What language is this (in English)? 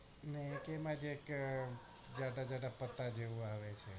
Gujarati